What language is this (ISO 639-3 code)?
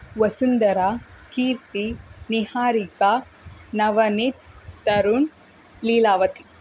kan